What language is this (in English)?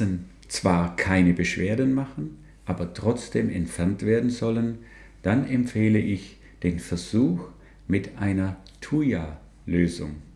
German